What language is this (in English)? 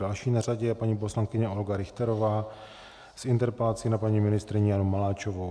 Czech